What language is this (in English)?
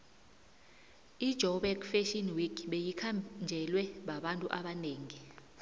South Ndebele